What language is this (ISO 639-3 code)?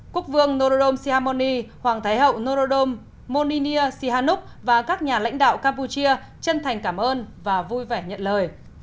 vie